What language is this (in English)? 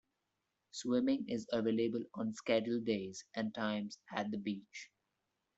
English